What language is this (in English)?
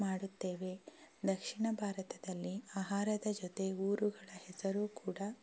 Kannada